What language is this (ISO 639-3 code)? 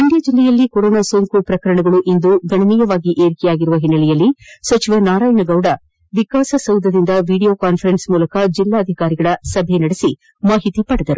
kan